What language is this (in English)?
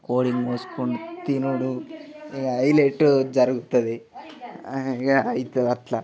Telugu